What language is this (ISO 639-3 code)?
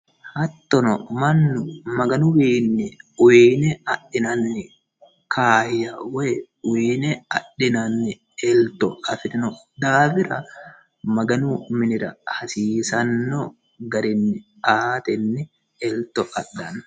sid